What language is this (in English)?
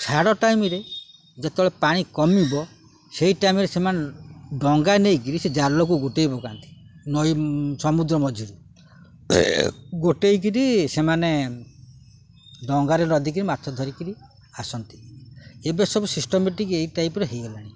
Odia